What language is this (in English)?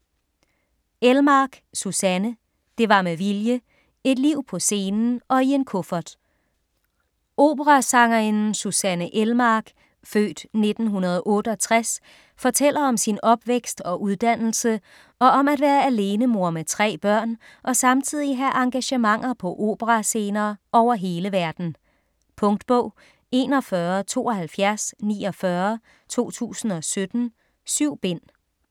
Danish